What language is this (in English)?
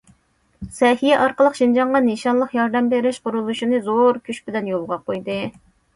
Uyghur